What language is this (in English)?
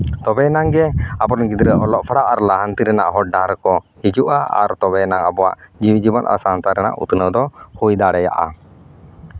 Santali